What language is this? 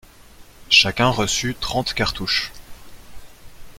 French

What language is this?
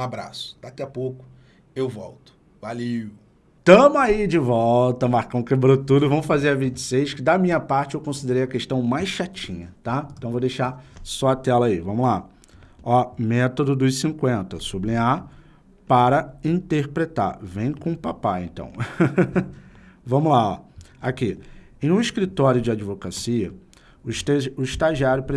Portuguese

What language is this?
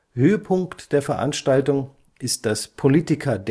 German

